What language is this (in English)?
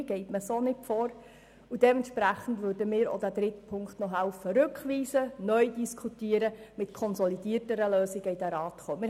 Swiss German